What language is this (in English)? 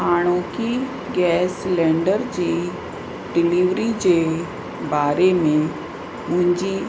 Sindhi